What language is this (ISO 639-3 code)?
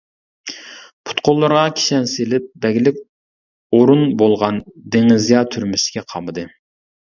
uig